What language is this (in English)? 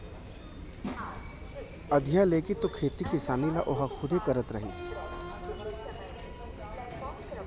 Chhattisgarhi